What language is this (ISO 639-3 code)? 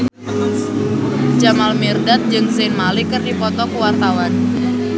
sun